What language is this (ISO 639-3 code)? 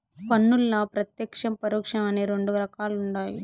tel